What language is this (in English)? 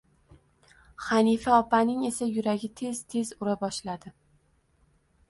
Uzbek